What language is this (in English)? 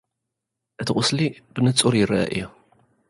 Tigrinya